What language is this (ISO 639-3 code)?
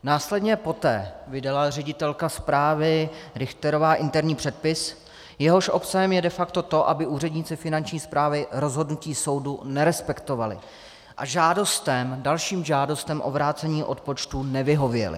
ces